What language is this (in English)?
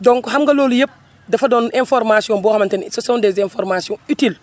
Wolof